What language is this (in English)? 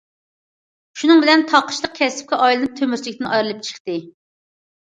Uyghur